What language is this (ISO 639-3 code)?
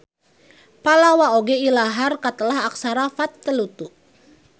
sun